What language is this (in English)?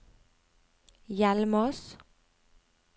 Norwegian